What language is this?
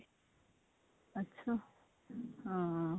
Punjabi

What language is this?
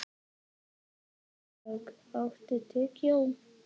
Icelandic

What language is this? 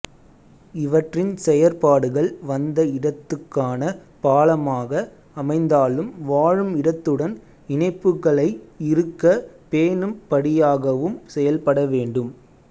Tamil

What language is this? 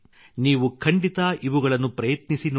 Kannada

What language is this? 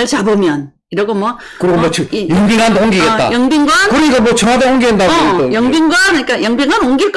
Korean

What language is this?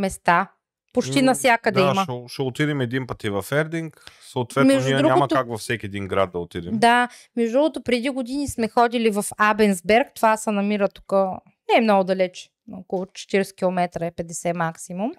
Bulgarian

